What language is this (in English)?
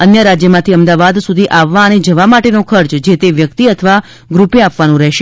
Gujarati